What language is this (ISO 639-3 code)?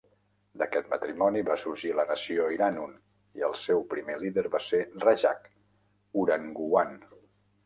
cat